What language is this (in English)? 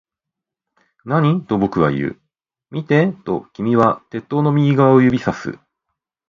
Japanese